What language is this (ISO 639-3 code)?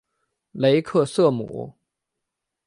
zho